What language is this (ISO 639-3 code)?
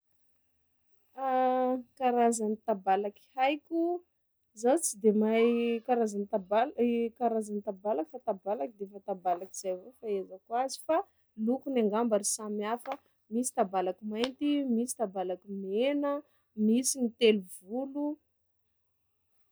skg